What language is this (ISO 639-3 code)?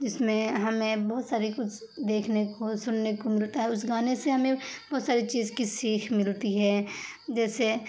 urd